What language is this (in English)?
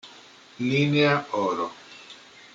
Italian